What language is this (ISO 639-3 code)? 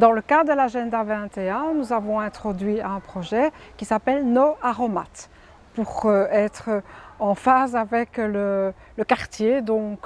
fra